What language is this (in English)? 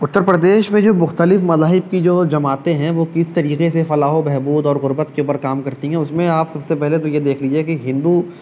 Urdu